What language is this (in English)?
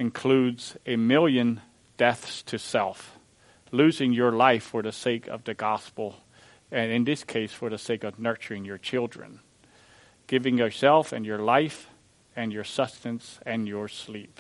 English